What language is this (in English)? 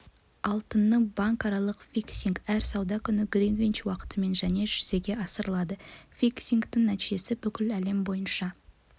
Kazakh